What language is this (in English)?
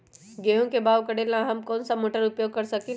Magahi